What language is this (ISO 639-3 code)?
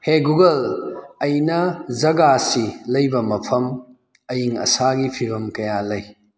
mni